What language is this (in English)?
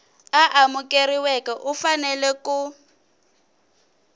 Tsonga